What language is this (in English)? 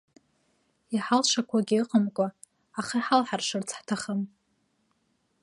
Abkhazian